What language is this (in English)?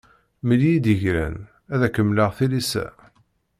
Kabyle